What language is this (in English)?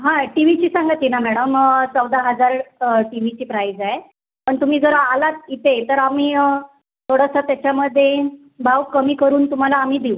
Marathi